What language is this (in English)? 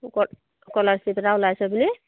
Assamese